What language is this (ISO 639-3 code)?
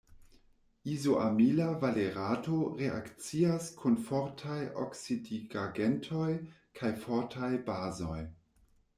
epo